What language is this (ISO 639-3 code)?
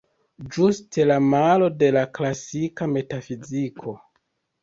epo